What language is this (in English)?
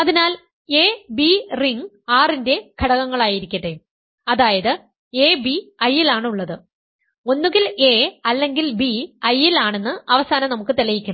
Malayalam